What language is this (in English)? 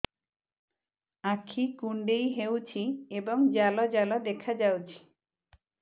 Odia